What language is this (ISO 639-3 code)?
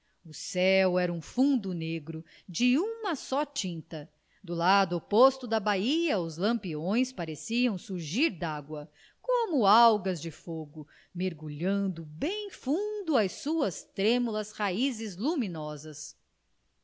por